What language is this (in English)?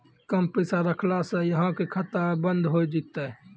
Maithili